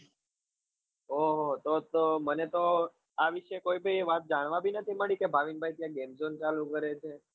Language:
Gujarati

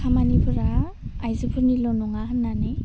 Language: Bodo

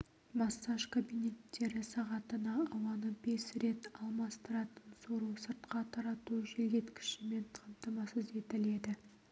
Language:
Kazakh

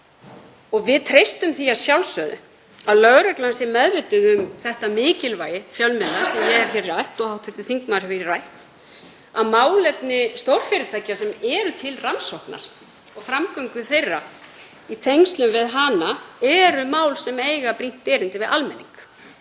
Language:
Icelandic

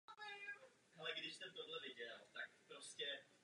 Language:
Czech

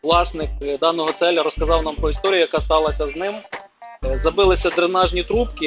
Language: Ukrainian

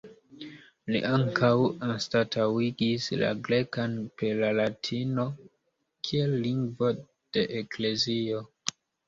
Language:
Esperanto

